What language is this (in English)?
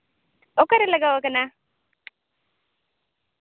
Santali